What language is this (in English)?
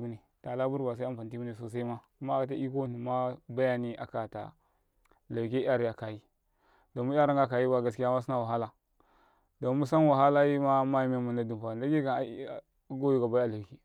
Karekare